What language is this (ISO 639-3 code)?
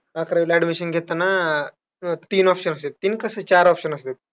mar